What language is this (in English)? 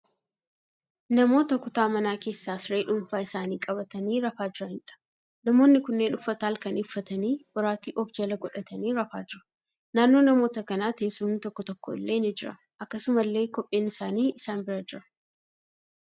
Oromo